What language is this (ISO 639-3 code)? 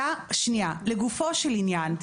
heb